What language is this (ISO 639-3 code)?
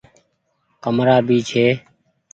gig